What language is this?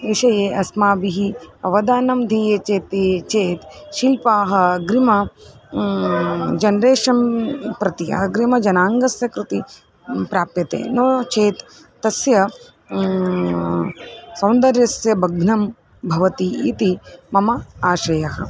Sanskrit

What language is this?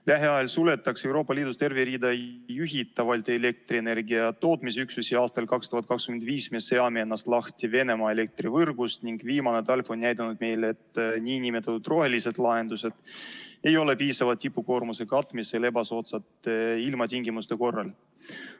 Estonian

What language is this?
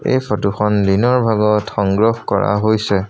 Assamese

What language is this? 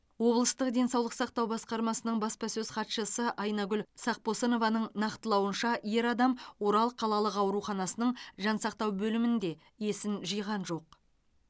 Kazakh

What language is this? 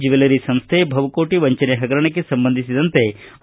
Kannada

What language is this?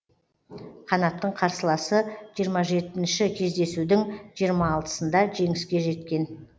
Kazakh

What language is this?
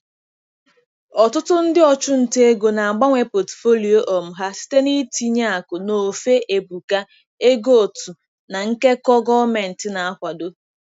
Igbo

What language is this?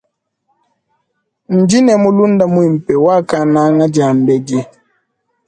Luba-Lulua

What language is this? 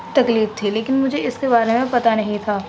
Urdu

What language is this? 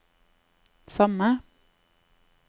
Norwegian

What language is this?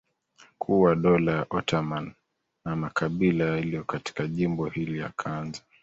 Swahili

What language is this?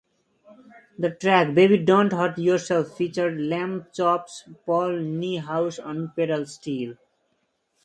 English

